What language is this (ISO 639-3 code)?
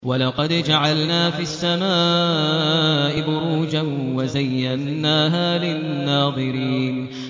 ara